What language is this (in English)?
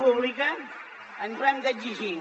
Catalan